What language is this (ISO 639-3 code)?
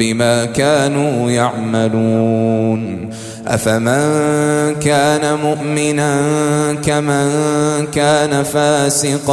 ara